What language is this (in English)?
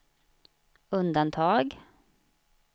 Swedish